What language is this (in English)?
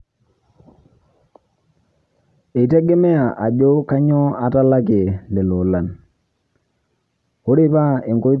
Masai